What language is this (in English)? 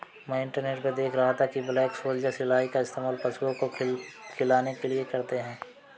Hindi